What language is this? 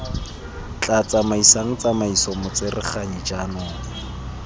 Tswana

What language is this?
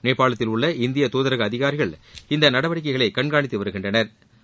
Tamil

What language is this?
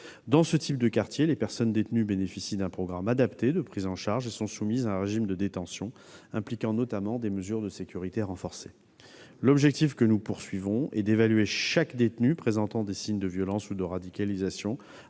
French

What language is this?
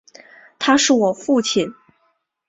Chinese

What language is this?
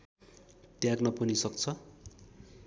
Nepali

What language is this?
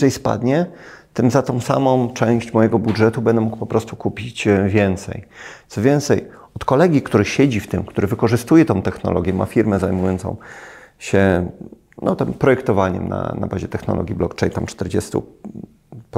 Polish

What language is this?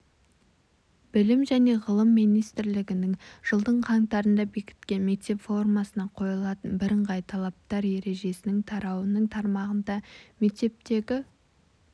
Kazakh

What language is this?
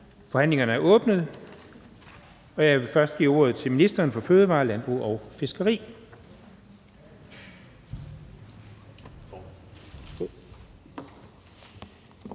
Danish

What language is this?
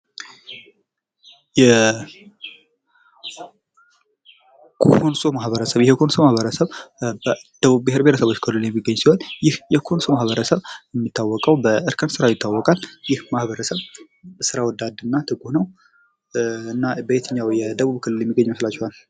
Amharic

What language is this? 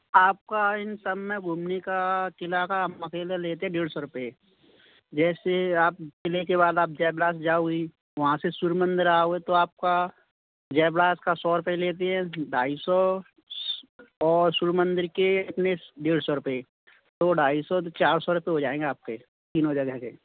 Hindi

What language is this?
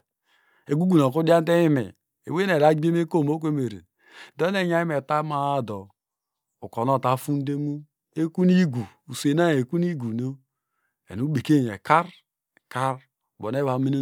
Degema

